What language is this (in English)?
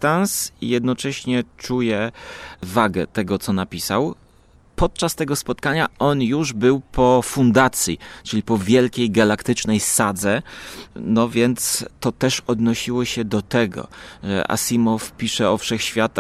Polish